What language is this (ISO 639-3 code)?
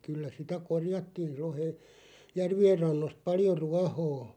fin